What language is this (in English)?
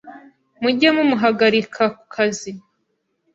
Kinyarwanda